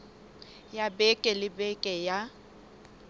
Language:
Southern Sotho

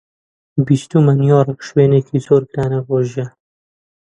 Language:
Central Kurdish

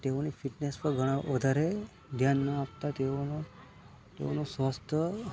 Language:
Gujarati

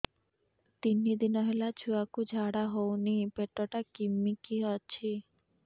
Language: Odia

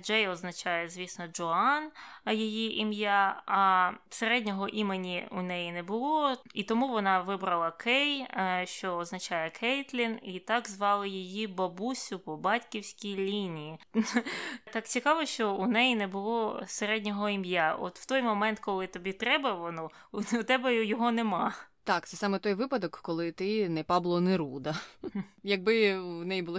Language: Ukrainian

